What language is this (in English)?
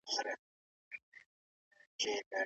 Pashto